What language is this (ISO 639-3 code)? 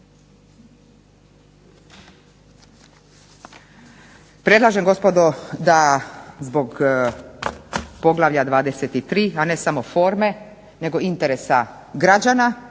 hrv